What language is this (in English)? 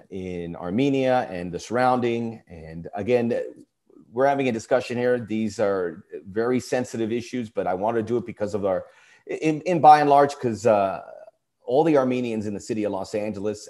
English